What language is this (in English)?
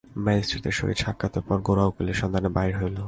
Bangla